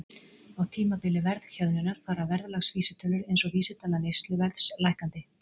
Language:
Icelandic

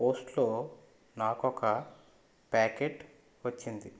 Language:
Telugu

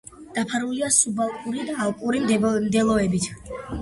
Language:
Georgian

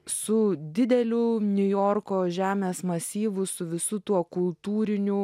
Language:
Lithuanian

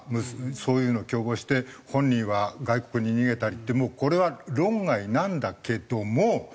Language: Japanese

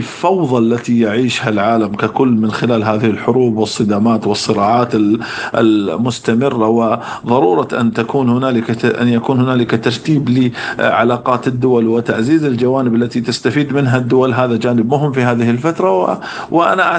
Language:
Arabic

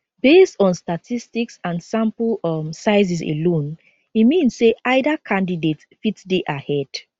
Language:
Nigerian Pidgin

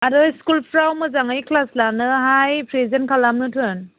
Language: Bodo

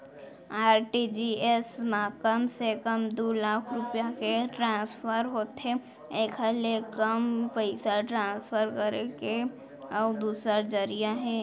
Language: Chhattisgarhi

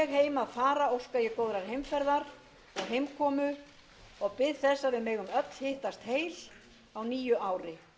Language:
Icelandic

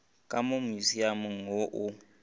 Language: Northern Sotho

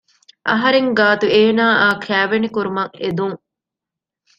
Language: Divehi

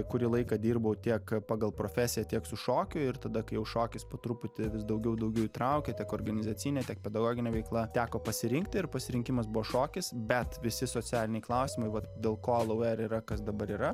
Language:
Lithuanian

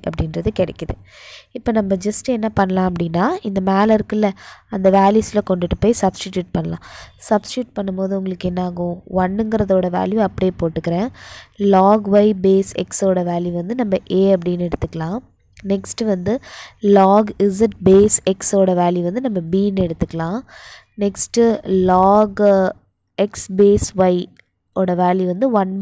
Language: Indonesian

